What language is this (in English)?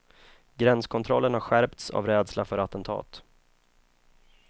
Swedish